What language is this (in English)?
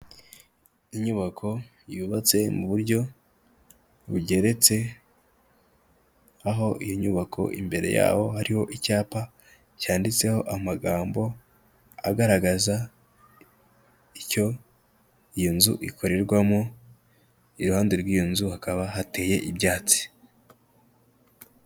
Kinyarwanda